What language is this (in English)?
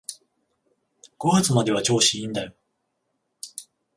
Japanese